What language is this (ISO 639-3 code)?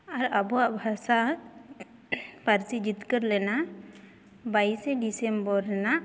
sat